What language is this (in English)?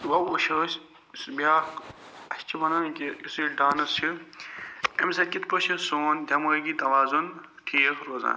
Kashmiri